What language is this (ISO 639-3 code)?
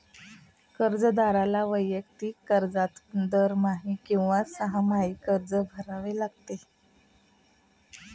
mar